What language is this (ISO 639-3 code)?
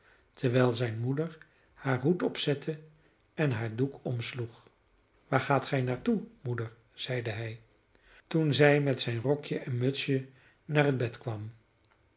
nld